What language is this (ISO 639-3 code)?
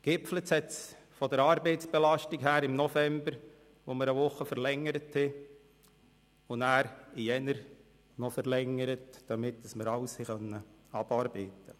gsw